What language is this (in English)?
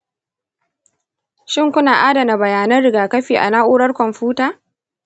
Hausa